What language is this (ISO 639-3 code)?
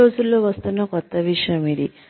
tel